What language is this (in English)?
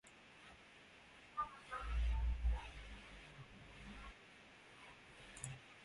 Russian